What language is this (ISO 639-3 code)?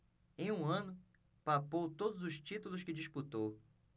por